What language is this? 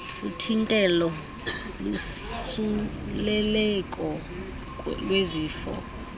Xhosa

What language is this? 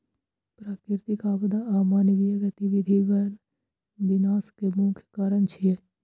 Maithili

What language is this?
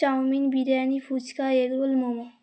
Bangla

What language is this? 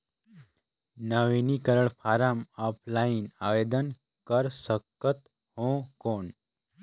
Chhattisgarhi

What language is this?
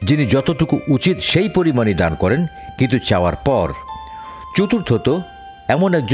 Bangla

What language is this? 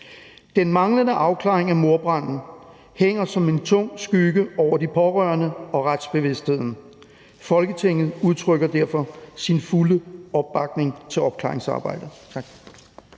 Danish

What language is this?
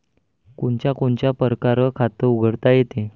Marathi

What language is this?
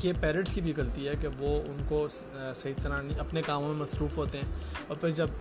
Urdu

